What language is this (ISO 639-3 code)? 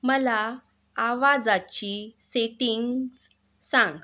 mar